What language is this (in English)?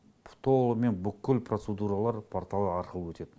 Kazakh